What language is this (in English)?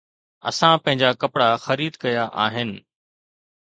Sindhi